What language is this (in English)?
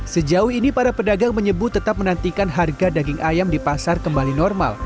Indonesian